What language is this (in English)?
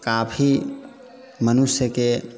Maithili